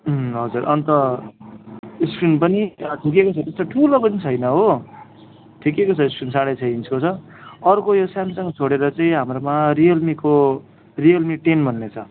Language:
Nepali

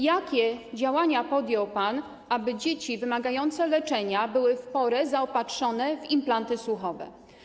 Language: Polish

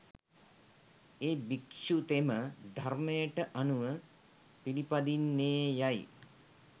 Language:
Sinhala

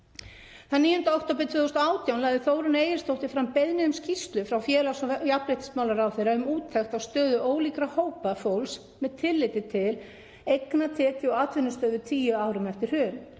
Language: Icelandic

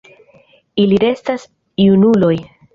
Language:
Esperanto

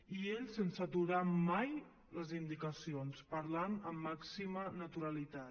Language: Catalan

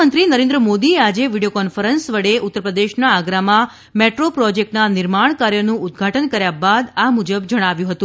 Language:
Gujarati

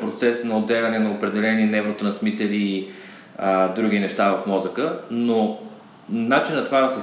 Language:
Bulgarian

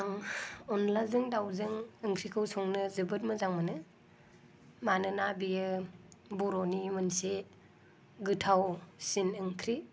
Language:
Bodo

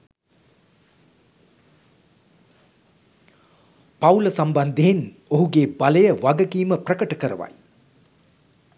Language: Sinhala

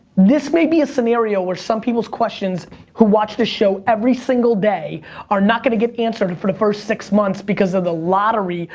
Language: English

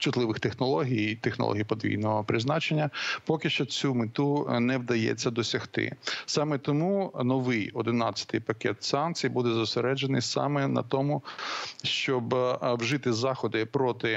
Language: Ukrainian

